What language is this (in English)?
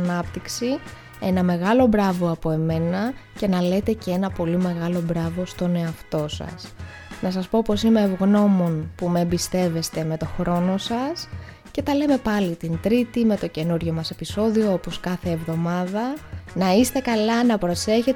Greek